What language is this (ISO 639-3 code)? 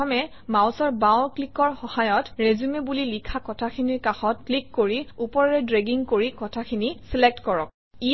asm